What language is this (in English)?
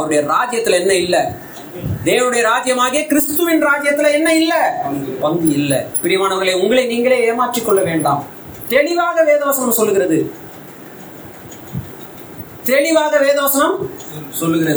Tamil